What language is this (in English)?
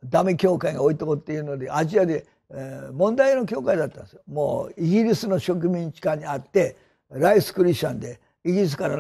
Japanese